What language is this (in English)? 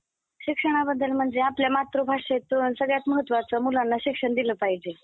Marathi